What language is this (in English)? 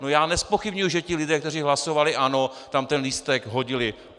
Czech